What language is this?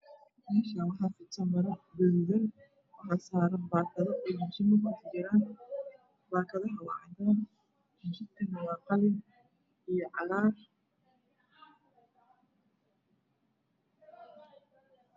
Somali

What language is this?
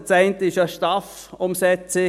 Swiss German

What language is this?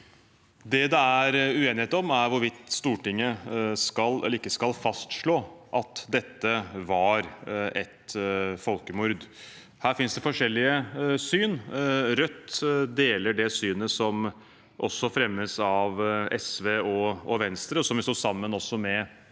Norwegian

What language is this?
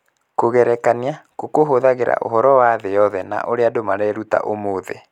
Kikuyu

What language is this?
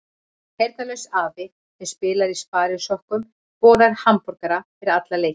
Icelandic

